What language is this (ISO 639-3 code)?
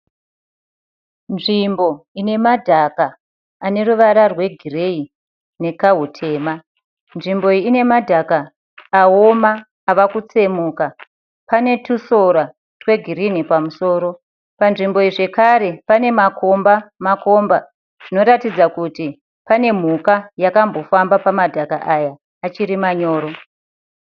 sna